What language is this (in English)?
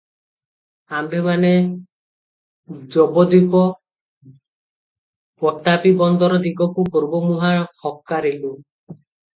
Odia